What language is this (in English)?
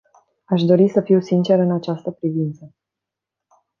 Romanian